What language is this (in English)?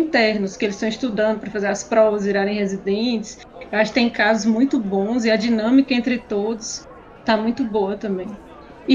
Portuguese